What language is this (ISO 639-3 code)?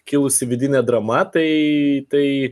lit